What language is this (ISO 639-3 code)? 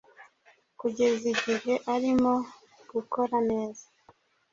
kin